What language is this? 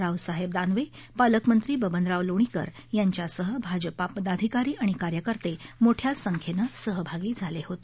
Marathi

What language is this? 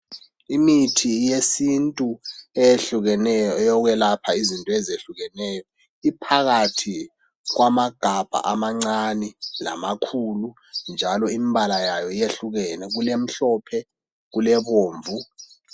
North Ndebele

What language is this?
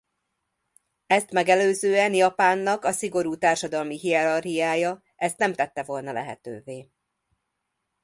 Hungarian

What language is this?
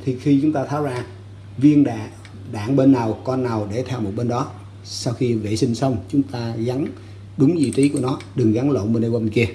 Vietnamese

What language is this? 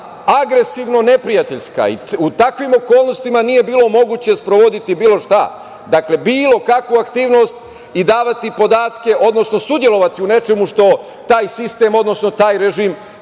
Serbian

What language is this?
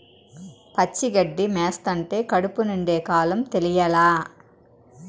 Telugu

